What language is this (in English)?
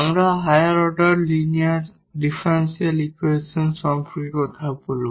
Bangla